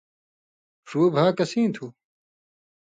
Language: Indus Kohistani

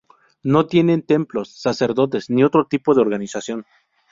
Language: Spanish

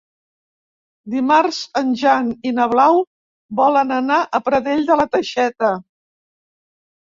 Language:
Catalan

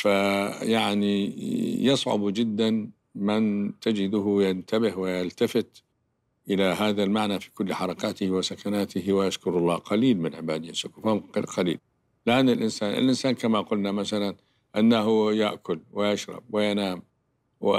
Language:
Arabic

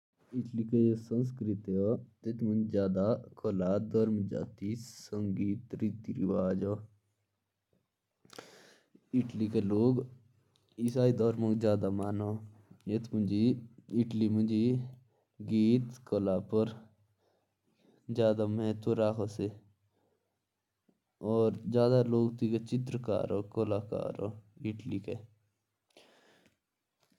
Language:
Jaunsari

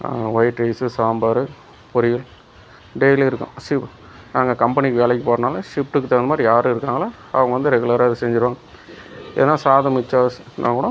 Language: Tamil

